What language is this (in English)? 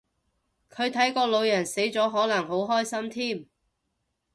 Cantonese